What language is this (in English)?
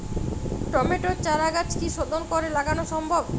Bangla